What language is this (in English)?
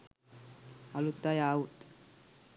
Sinhala